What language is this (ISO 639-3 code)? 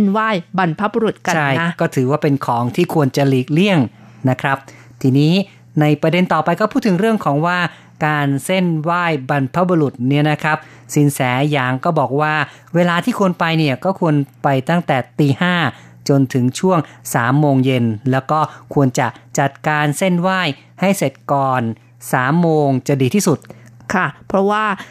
tha